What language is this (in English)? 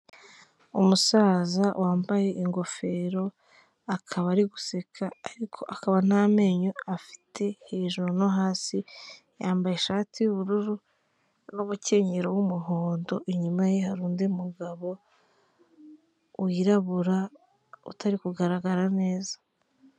Kinyarwanda